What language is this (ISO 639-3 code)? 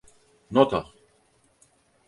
tur